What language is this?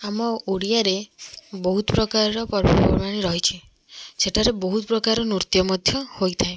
Odia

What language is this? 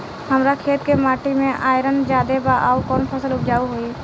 Bhojpuri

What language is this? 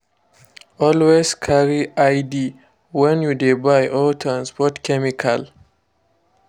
Nigerian Pidgin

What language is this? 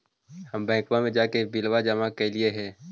Magahi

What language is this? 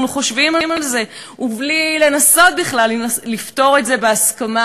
Hebrew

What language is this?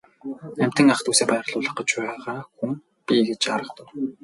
Mongolian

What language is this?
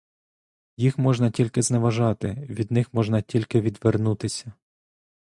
Ukrainian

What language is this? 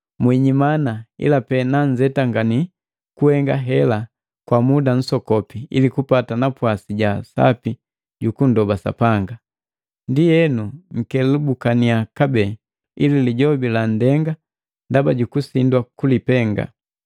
Matengo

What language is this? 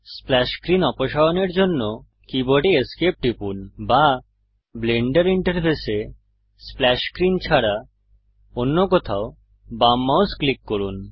Bangla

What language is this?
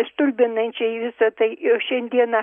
Lithuanian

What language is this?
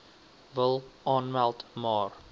Afrikaans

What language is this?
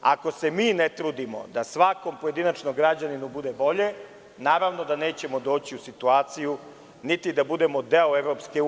Serbian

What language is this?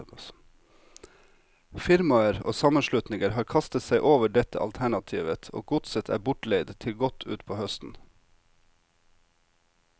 Norwegian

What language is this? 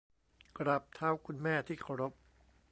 Thai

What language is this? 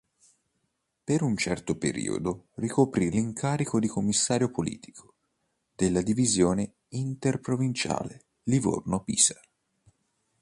Italian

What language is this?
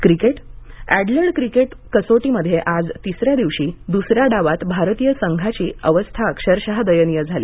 Marathi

